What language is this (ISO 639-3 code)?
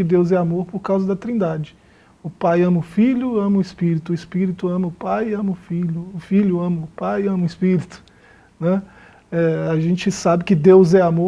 por